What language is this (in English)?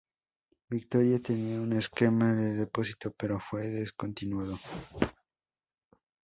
Spanish